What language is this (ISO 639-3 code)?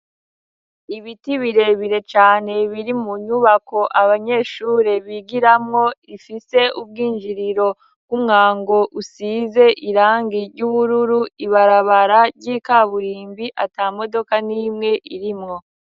run